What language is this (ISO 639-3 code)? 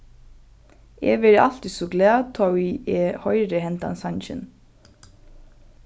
fao